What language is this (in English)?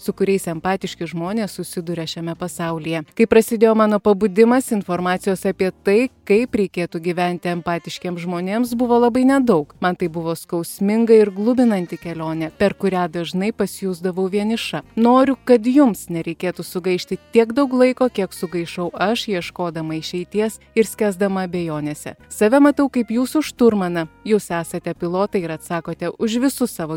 Lithuanian